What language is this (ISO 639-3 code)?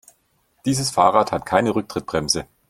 deu